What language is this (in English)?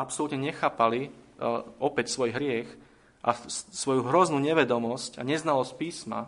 Slovak